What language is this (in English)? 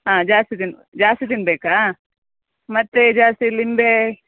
Kannada